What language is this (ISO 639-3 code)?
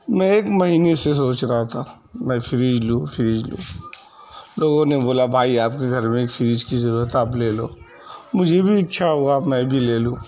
urd